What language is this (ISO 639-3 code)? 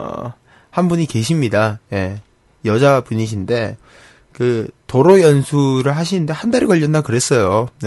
kor